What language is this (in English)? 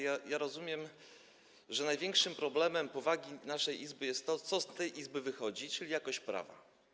Polish